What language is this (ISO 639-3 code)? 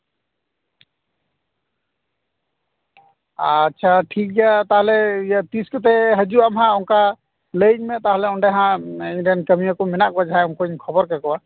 sat